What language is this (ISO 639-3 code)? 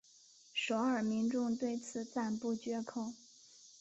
zho